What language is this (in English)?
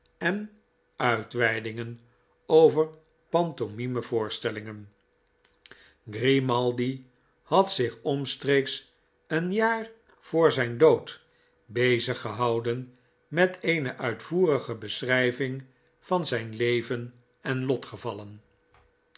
Dutch